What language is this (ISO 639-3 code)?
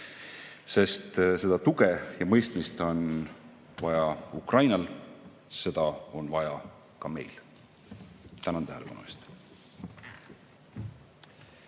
est